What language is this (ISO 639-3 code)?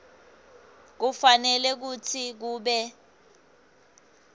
ssw